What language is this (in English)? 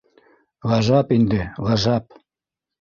Bashkir